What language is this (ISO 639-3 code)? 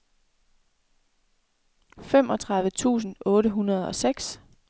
dan